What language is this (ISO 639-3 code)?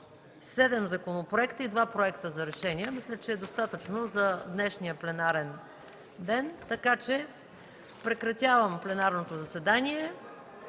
bul